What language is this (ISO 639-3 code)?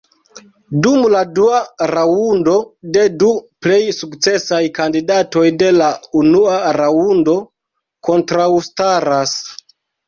epo